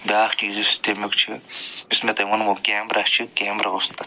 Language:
Kashmiri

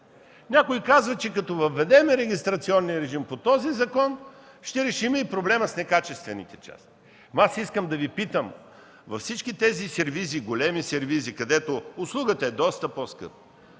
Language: Bulgarian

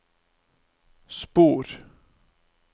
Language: Norwegian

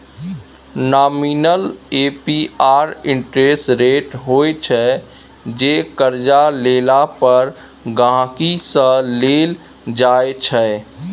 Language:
Maithili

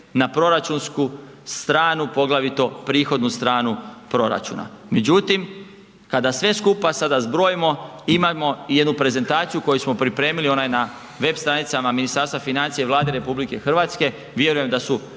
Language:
Croatian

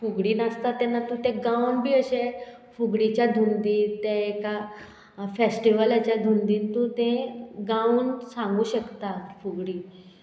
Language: Konkani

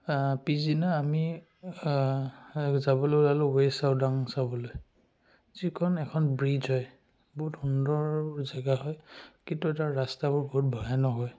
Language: Assamese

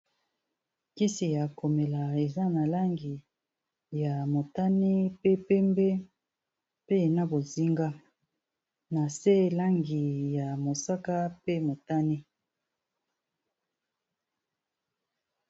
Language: Lingala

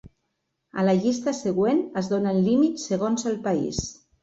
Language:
Catalan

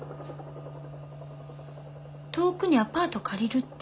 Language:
Japanese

